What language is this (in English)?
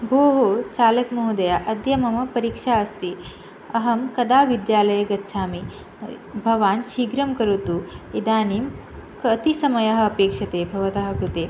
Sanskrit